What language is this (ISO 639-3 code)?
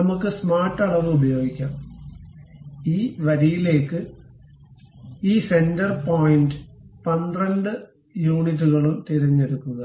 mal